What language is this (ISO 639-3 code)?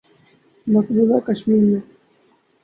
urd